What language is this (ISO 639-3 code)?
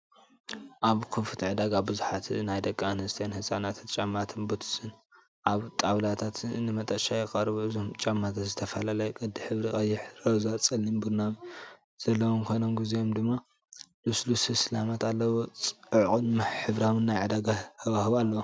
tir